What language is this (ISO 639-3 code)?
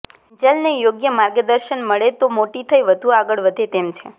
guj